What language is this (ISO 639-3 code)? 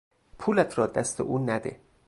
fas